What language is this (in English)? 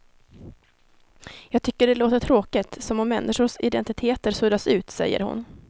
Swedish